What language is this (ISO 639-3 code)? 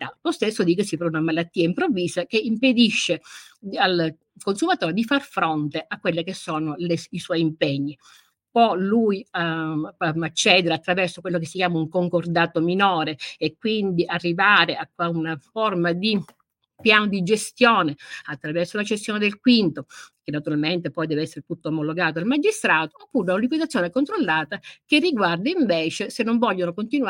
ita